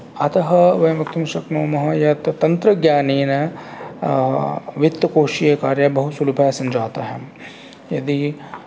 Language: Sanskrit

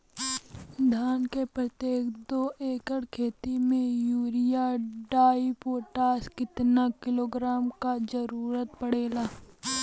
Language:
Bhojpuri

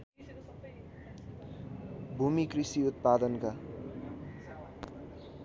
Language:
Nepali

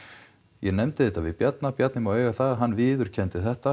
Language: Icelandic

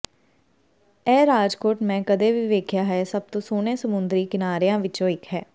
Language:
Punjabi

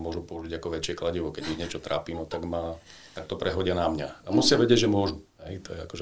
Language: Slovak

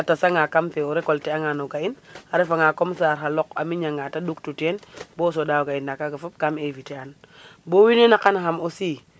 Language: Serer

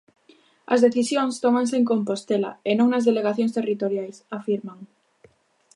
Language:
Galician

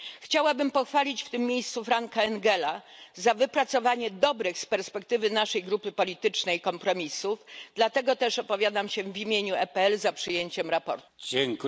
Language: Polish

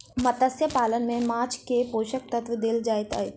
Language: Maithili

